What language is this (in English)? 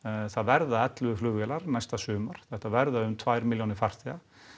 Icelandic